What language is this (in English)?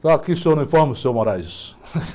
Portuguese